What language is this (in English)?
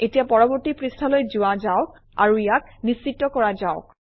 Assamese